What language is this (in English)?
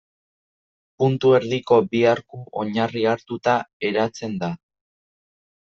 Basque